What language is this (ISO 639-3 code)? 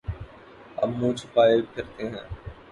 urd